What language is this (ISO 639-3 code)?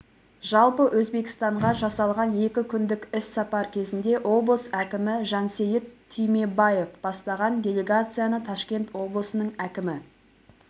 kaz